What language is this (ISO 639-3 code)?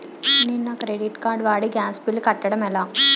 tel